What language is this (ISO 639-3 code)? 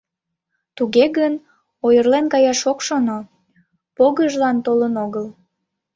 chm